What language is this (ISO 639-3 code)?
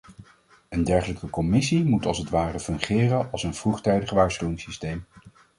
nld